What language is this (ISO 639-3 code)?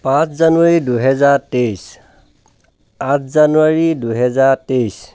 asm